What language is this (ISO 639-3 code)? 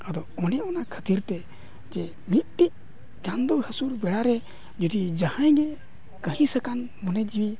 sat